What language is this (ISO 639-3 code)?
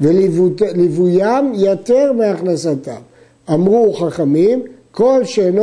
heb